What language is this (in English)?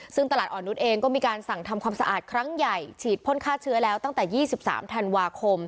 Thai